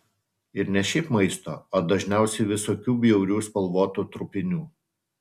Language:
Lithuanian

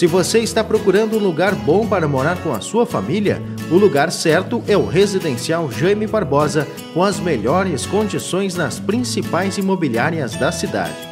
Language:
Portuguese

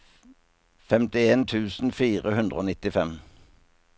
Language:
Norwegian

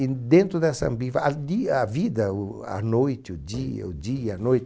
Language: Portuguese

